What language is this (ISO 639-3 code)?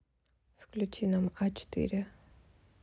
rus